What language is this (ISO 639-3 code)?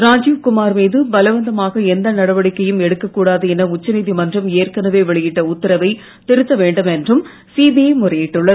tam